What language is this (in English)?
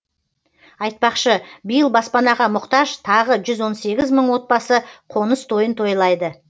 Kazakh